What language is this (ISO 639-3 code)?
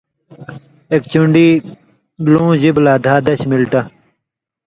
mvy